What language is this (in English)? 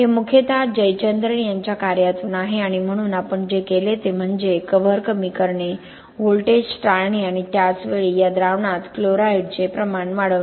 Marathi